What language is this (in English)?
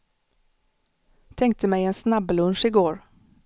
Swedish